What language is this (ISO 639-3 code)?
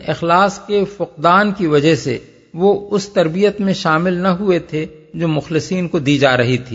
urd